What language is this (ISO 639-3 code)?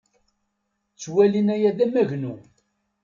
kab